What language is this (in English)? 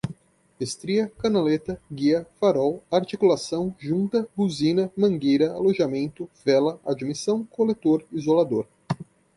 Portuguese